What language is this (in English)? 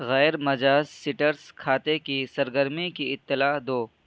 Urdu